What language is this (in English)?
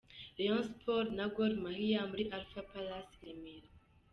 Kinyarwanda